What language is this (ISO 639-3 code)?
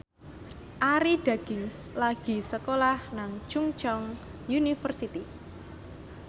jav